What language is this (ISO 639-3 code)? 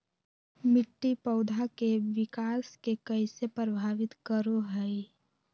mag